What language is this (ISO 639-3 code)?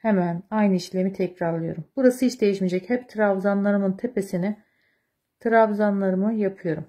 tur